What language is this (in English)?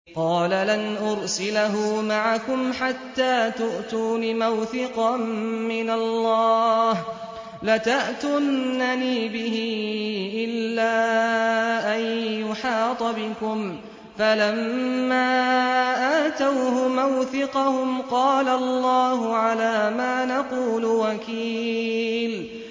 Arabic